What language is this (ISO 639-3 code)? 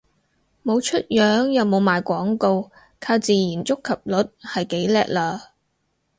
yue